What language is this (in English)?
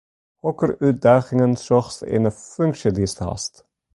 Western Frisian